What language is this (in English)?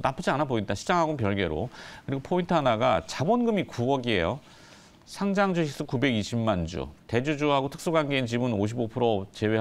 Korean